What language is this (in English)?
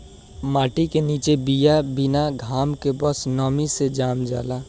Bhojpuri